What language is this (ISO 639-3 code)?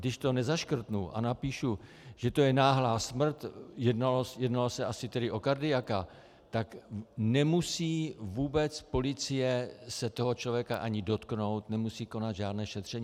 ces